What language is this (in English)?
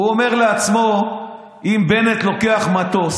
Hebrew